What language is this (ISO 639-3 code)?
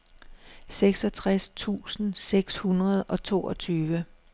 dan